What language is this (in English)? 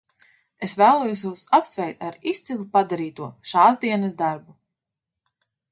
Latvian